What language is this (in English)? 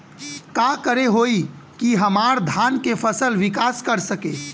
Bhojpuri